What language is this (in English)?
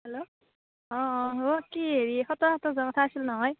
Assamese